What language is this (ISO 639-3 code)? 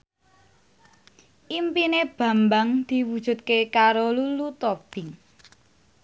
jav